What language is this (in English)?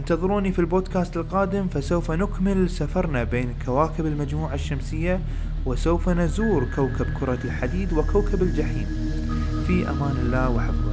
Arabic